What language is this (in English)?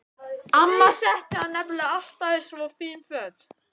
Icelandic